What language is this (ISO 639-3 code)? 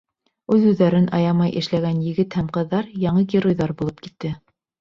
bak